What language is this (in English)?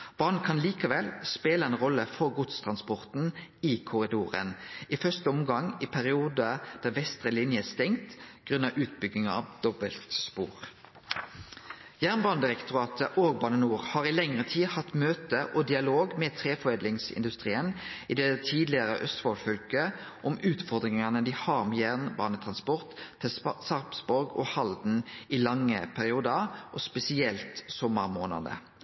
Norwegian Nynorsk